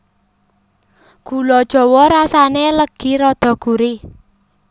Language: Javanese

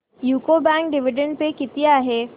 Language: Marathi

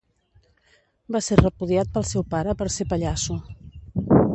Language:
Catalan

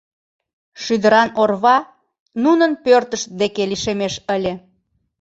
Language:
Mari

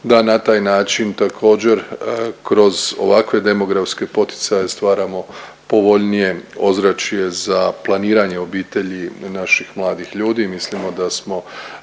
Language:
Croatian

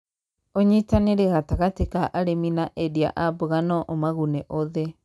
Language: Kikuyu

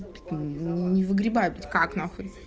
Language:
Russian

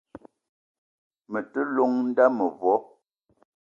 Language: Eton (Cameroon)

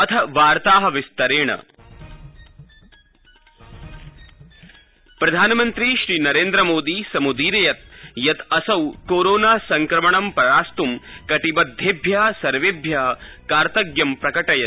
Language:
Sanskrit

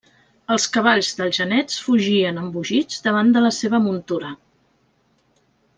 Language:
Catalan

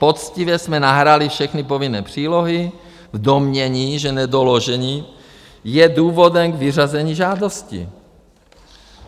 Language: Czech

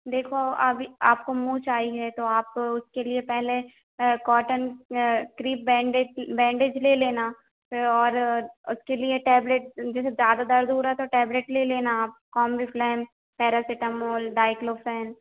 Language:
Hindi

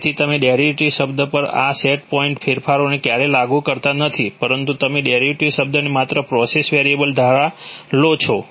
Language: Gujarati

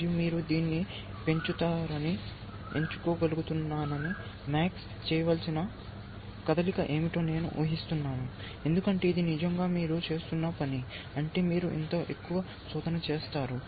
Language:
Telugu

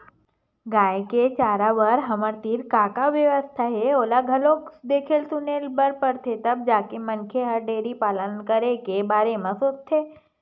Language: Chhattisgarhi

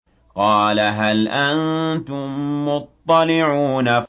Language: Arabic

